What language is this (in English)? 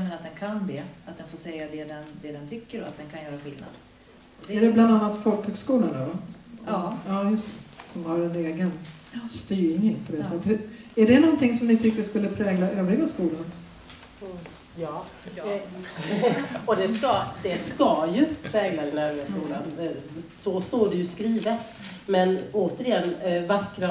Swedish